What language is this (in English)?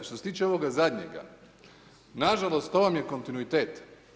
Croatian